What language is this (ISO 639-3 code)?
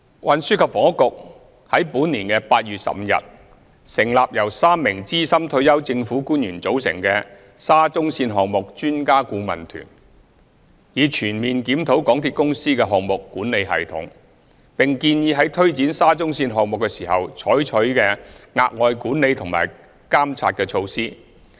yue